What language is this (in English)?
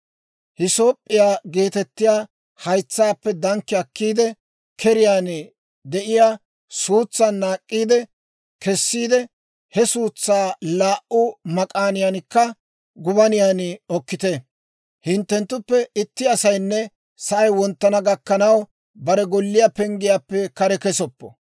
Dawro